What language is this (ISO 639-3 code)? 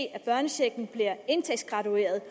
dan